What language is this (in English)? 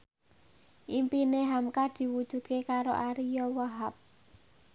Javanese